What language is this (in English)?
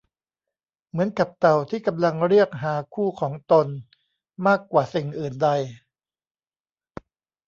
Thai